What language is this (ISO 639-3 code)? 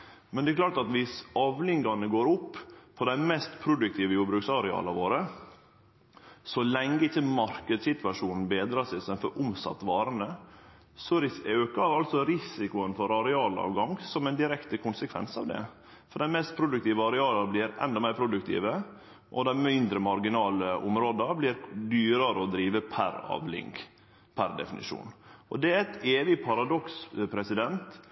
nno